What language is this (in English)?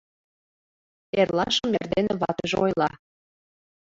Mari